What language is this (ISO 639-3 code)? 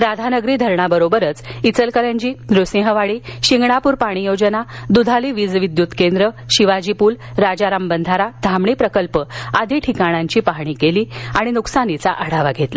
mar